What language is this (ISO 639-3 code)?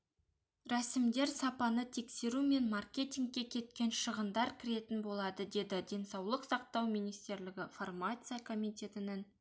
kaz